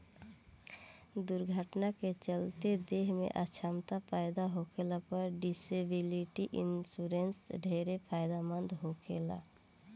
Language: Bhojpuri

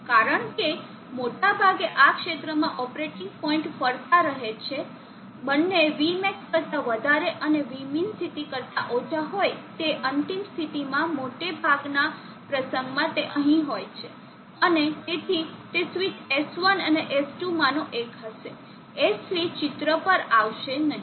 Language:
Gujarati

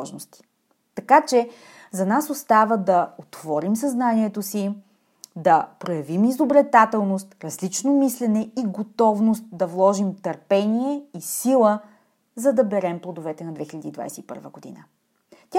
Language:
Bulgarian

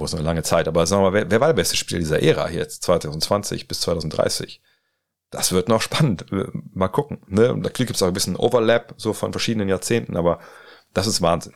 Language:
German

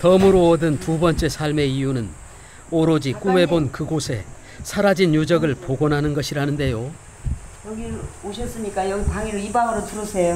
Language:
Korean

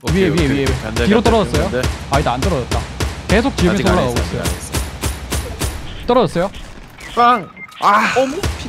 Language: Korean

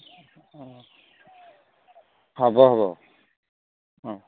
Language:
Assamese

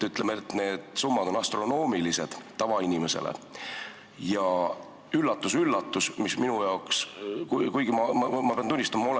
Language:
Estonian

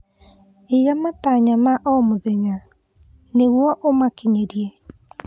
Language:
Kikuyu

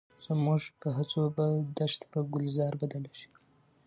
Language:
Pashto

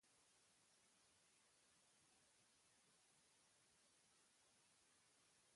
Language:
Basque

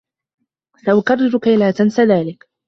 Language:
Arabic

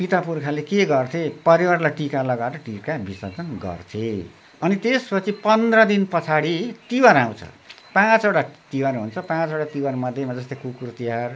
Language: Nepali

